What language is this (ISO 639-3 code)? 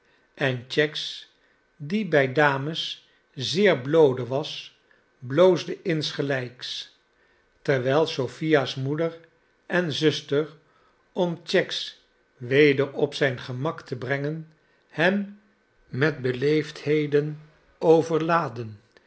nld